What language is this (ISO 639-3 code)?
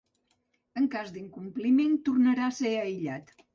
cat